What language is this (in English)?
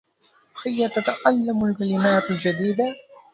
Arabic